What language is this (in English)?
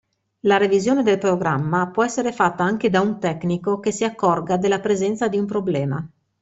Italian